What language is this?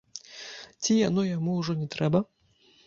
Belarusian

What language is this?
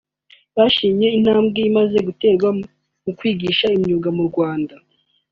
Kinyarwanda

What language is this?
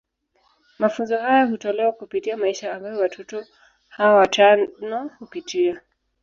Swahili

